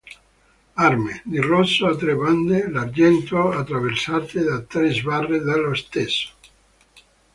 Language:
Italian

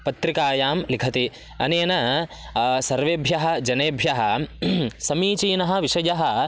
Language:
Sanskrit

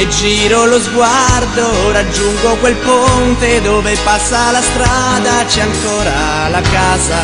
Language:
Italian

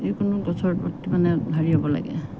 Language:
Assamese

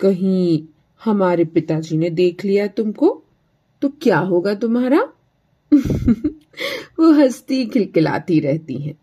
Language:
Hindi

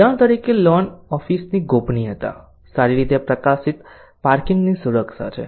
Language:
Gujarati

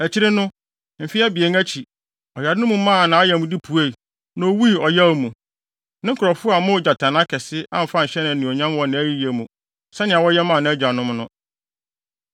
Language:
Akan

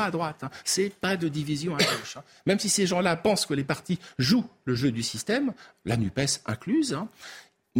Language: French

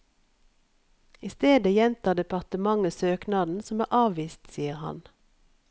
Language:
Norwegian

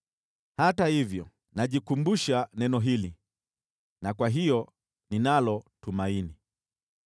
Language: Swahili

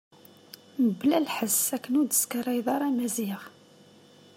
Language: Kabyle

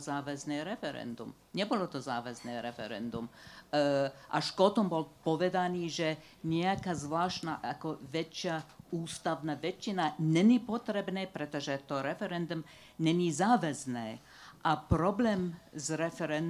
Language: Slovak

